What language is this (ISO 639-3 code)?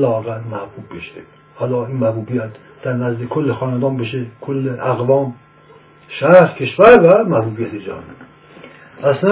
fas